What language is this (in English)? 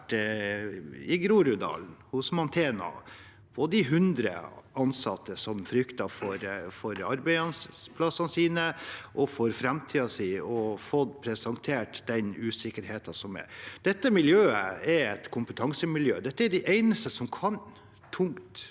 Norwegian